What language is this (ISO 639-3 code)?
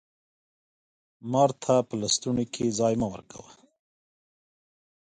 pus